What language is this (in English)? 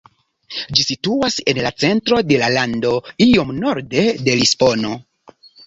Esperanto